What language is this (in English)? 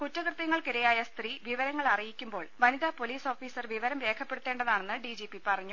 Malayalam